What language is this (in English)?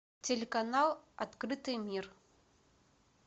Russian